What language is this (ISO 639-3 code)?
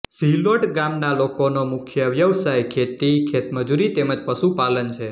guj